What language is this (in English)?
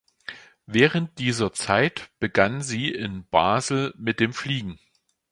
German